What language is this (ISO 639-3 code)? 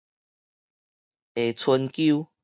nan